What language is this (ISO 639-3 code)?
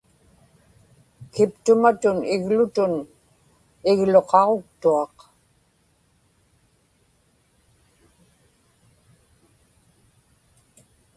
ipk